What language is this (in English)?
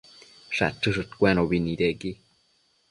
Matsés